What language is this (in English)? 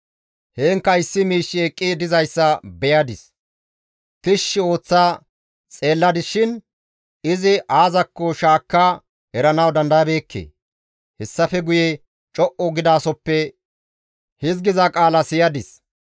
Gamo